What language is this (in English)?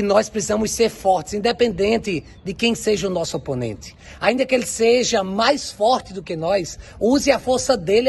Portuguese